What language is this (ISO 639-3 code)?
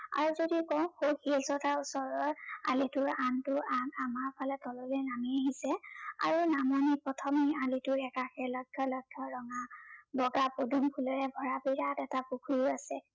asm